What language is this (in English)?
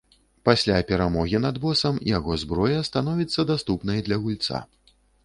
Belarusian